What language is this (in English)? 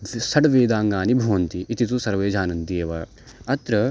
Sanskrit